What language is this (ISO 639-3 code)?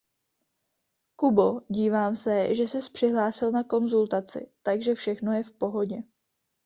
ces